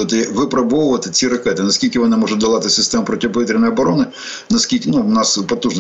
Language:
Ukrainian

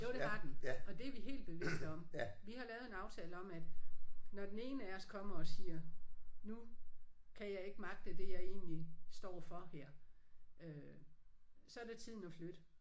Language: Danish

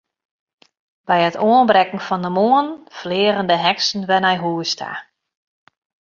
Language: Western Frisian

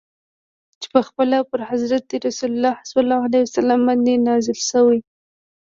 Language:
Pashto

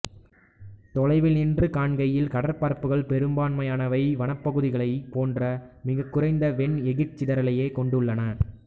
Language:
Tamil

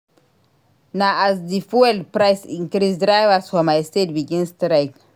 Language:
Nigerian Pidgin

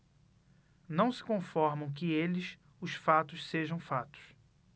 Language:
Portuguese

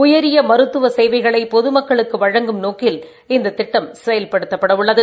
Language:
Tamil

